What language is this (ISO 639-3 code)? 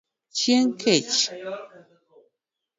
luo